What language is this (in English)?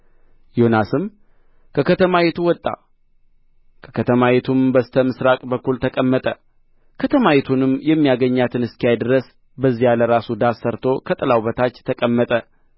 Amharic